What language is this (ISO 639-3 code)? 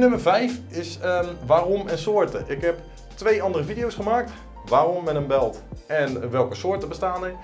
nld